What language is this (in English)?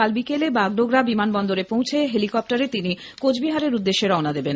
Bangla